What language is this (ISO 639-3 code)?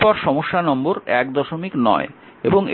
ben